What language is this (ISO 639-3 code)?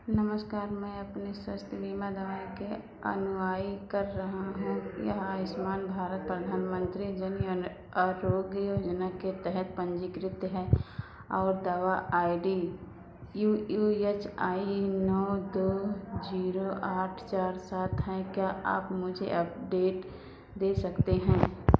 hin